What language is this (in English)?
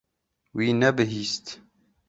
Kurdish